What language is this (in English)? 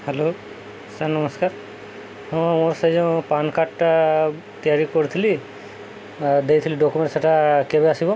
Odia